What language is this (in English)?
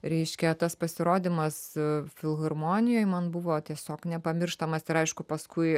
Lithuanian